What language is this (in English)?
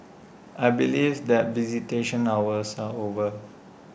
English